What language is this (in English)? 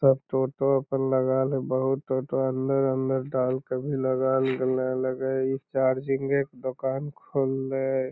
Magahi